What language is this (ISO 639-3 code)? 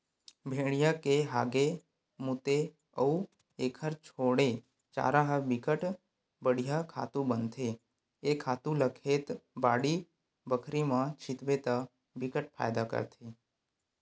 hne